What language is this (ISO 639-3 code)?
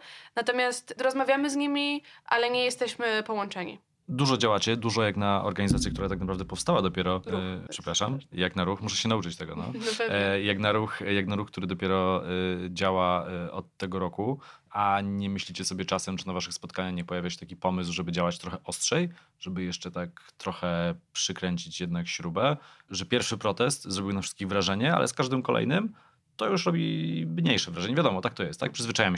pol